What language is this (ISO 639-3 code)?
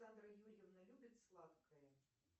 rus